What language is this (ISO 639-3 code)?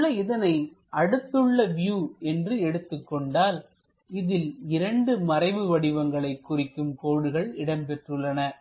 tam